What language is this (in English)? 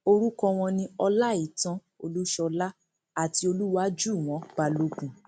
Yoruba